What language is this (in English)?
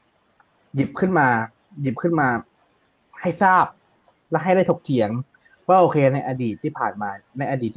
Thai